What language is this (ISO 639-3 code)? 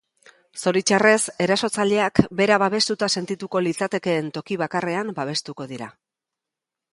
eus